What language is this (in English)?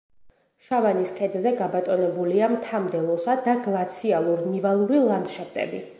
Georgian